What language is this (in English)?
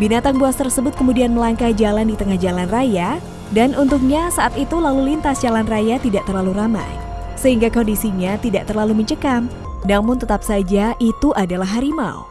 Indonesian